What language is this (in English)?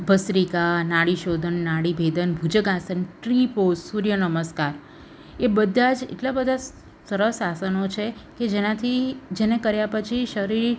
Gujarati